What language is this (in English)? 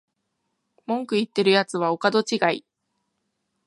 Japanese